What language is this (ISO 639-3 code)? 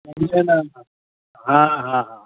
urd